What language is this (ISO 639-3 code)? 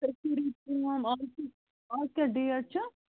kas